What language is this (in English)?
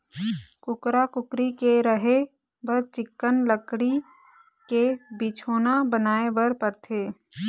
Chhattisgarhi